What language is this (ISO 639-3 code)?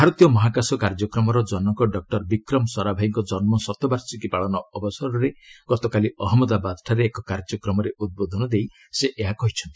ori